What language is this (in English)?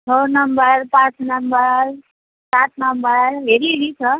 Nepali